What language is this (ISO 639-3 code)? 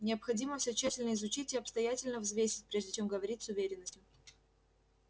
rus